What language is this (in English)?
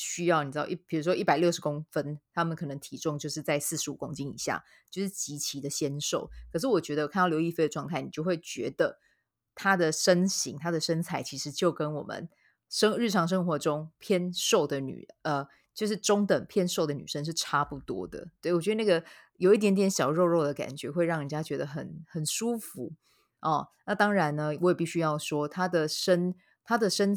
Chinese